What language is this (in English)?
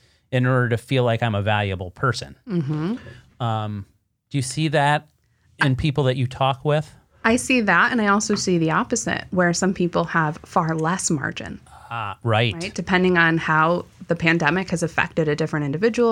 English